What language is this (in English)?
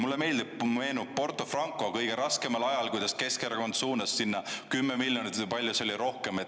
Estonian